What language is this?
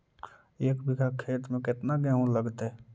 Magahi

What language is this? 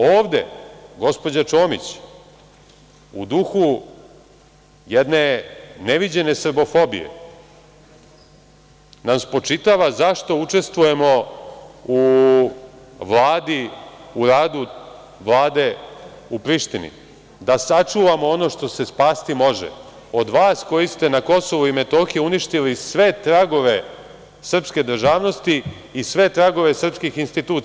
Serbian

